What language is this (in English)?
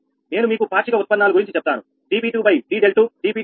Telugu